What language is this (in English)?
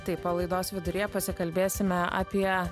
Lithuanian